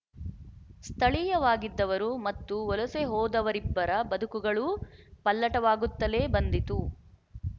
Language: Kannada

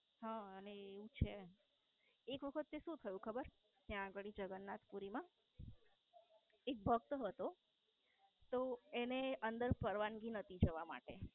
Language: Gujarati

